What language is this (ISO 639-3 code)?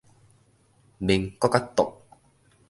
nan